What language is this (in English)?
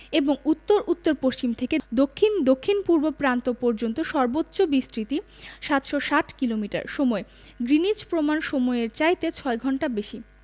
Bangla